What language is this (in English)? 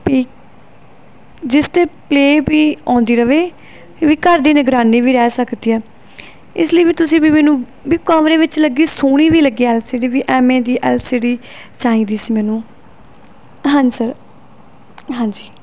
Punjabi